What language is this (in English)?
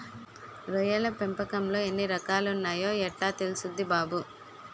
Telugu